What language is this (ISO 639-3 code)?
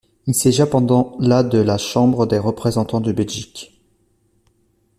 fra